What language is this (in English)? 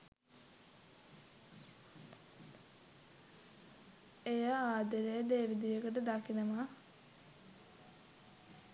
Sinhala